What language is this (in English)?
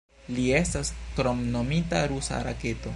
Esperanto